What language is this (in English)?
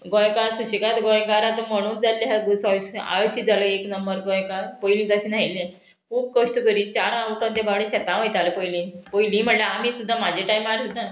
Konkani